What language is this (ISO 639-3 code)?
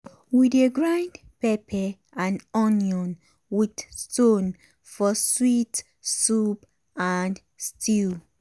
pcm